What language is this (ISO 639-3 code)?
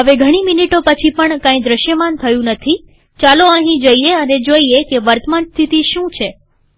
guj